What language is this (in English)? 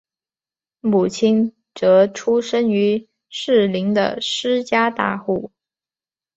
Chinese